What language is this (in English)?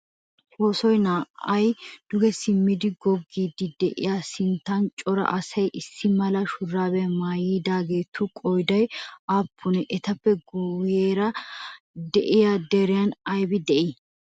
Wolaytta